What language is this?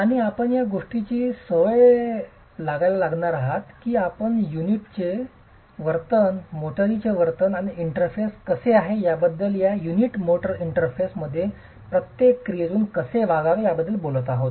Marathi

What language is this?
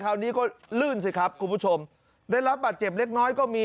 Thai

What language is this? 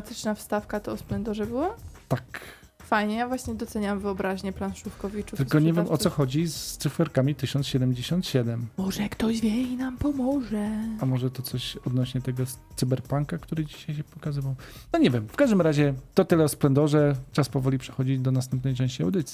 Polish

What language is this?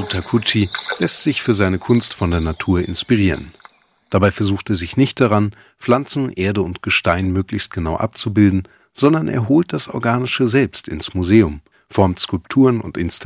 German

